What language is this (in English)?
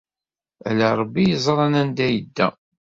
Kabyle